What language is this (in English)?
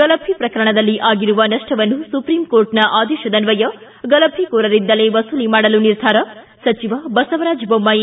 Kannada